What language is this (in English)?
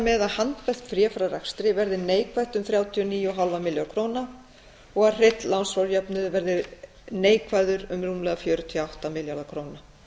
Icelandic